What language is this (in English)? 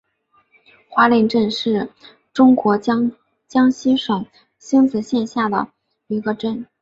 Chinese